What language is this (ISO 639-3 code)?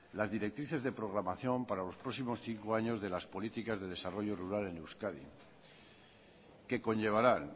spa